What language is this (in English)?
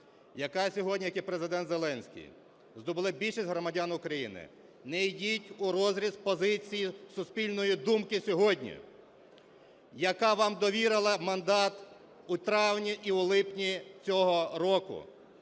Ukrainian